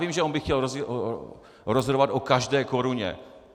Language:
Czech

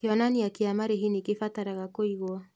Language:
Kikuyu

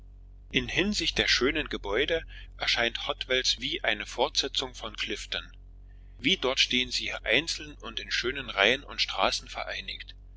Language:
German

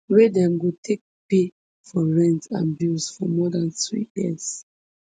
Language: Nigerian Pidgin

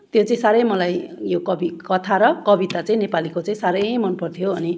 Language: Nepali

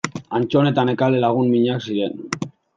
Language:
Basque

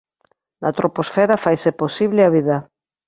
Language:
Galician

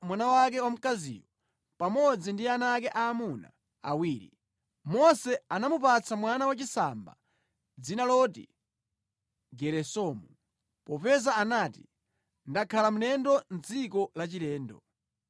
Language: Nyanja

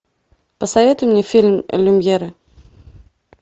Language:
Russian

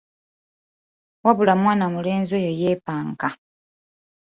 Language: Ganda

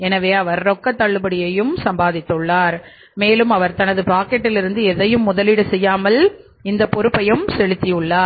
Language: Tamil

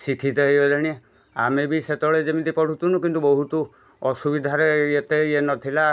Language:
Odia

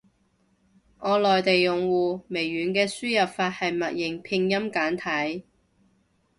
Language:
Cantonese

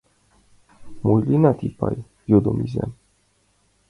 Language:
Mari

